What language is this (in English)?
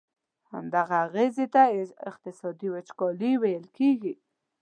Pashto